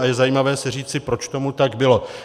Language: Czech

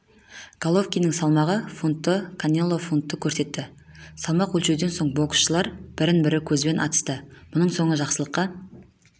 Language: Kazakh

